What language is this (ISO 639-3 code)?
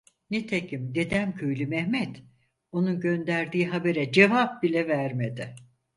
tur